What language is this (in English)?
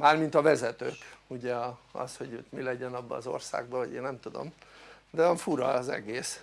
Hungarian